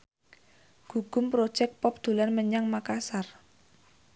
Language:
Javanese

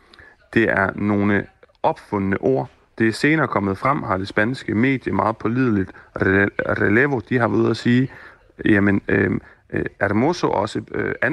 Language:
Danish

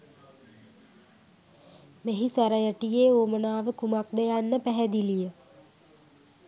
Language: Sinhala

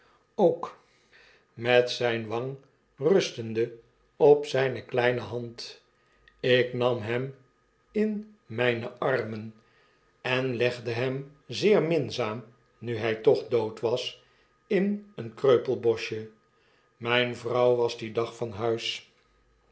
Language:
Dutch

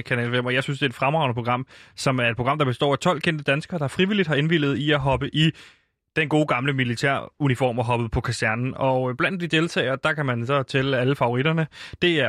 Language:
Danish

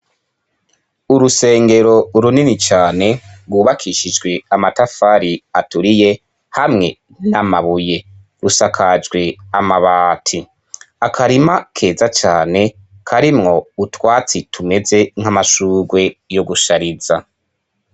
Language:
Rundi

